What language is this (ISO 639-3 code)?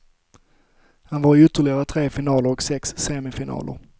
swe